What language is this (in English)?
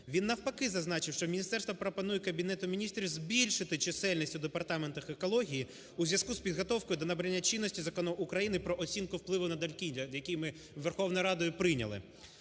Ukrainian